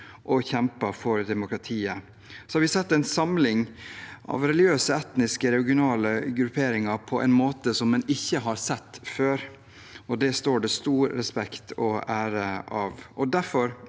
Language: Norwegian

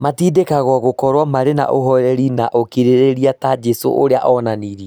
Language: Kikuyu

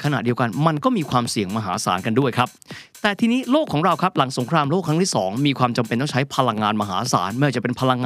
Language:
Thai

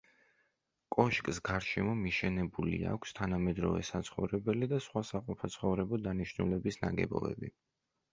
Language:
Georgian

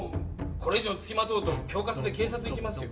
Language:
Japanese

